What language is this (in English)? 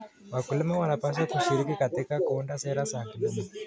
Kalenjin